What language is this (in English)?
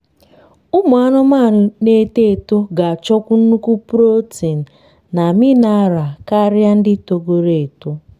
Igbo